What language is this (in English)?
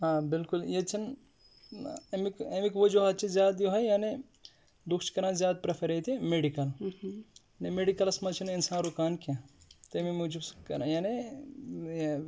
Kashmiri